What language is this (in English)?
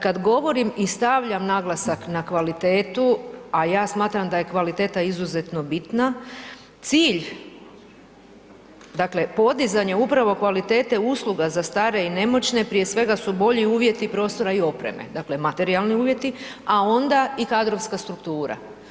Croatian